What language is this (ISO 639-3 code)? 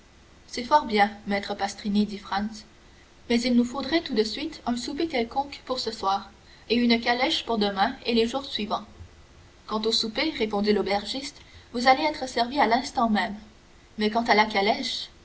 fra